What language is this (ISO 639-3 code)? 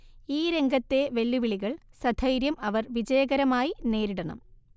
mal